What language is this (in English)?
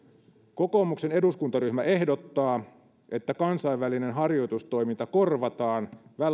Finnish